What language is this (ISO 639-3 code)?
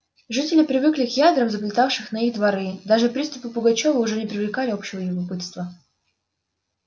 rus